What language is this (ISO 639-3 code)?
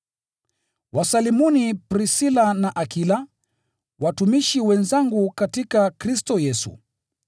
swa